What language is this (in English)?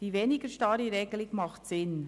Swiss German